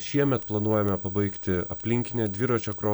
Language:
Lithuanian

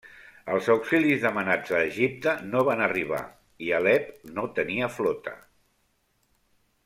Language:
Catalan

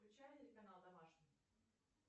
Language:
Russian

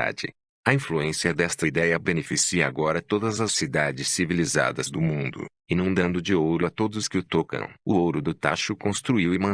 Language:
Portuguese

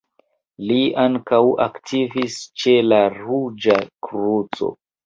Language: Esperanto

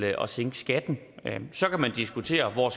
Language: Danish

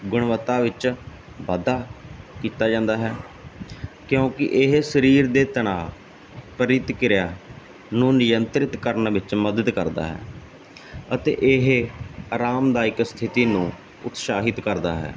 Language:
Punjabi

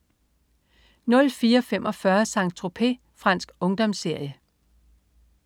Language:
Danish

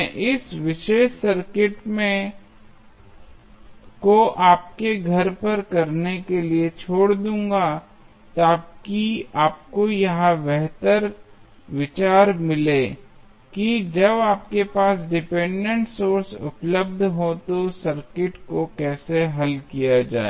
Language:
Hindi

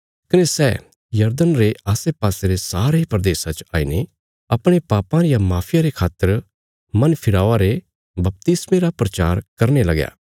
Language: Bilaspuri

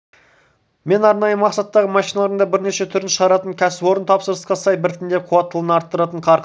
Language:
Kazakh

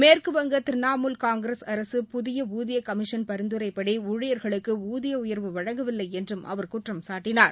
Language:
Tamil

